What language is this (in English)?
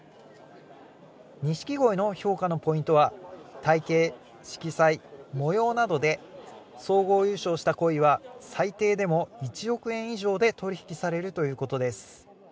Japanese